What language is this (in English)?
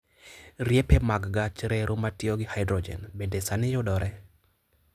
Luo (Kenya and Tanzania)